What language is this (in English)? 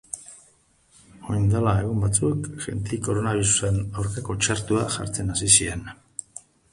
Basque